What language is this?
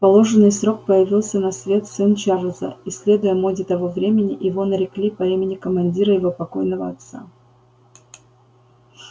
Russian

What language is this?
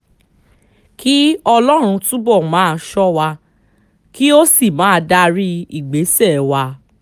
Yoruba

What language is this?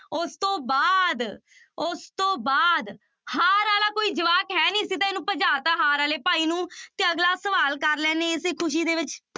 Punjabi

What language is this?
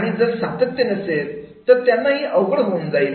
Marathi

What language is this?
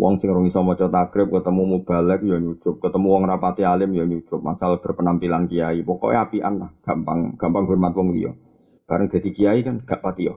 Malay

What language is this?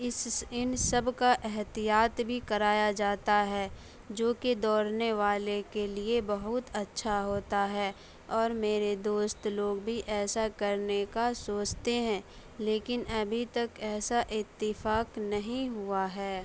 Urdu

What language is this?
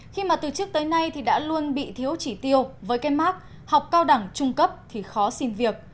Vietnamese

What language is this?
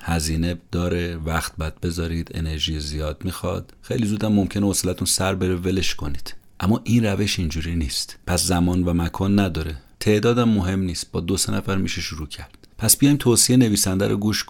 Persian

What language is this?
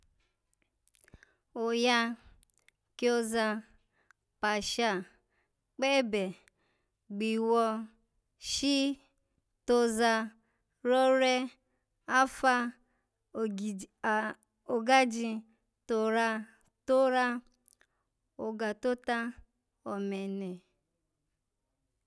Alago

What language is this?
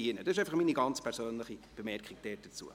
Swiss German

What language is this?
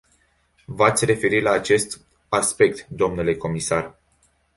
Romanian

